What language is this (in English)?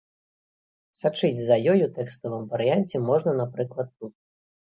Belarusian